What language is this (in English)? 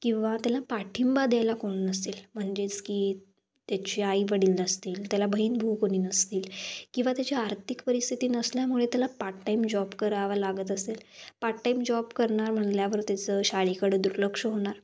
Marathi